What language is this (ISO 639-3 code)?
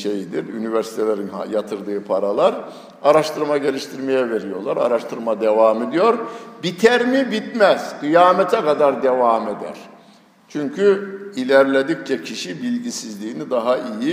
tur